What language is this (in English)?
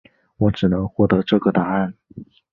Chinese